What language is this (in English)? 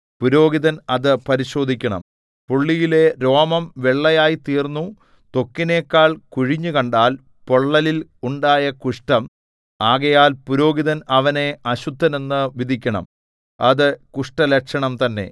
Malayalam